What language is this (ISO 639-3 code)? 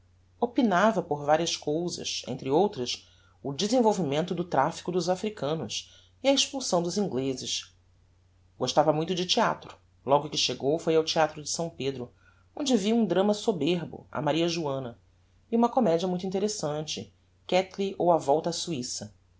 por